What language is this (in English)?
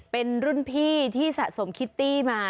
Thai